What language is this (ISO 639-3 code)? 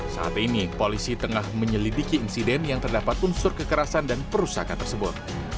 ind